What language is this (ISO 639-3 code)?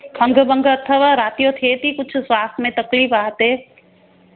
snd